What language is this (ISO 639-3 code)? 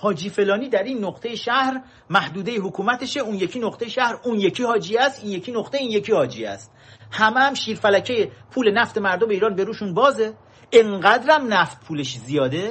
fas